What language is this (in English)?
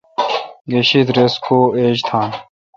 Kalkoti